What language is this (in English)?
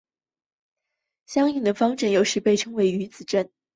Chinese